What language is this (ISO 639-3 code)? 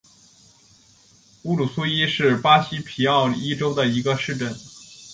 zho